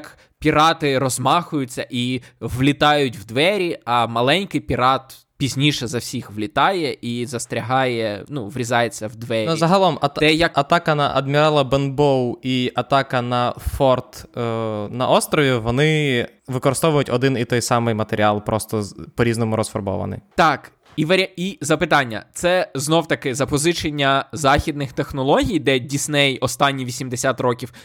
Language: Ukrainian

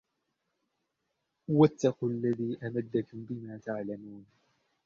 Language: Arabic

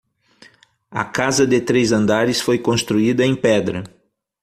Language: Portuguese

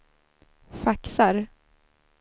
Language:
Swedish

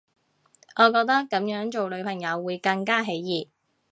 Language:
Cantonese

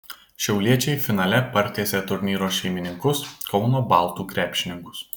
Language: Lithuanian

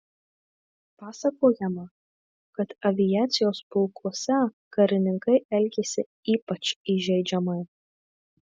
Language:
Lithuanian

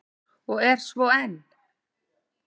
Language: Icelandic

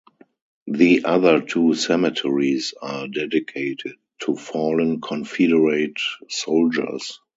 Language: English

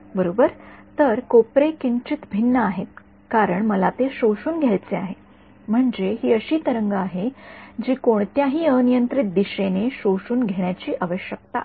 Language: Marathi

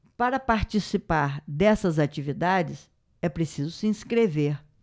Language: Portuguese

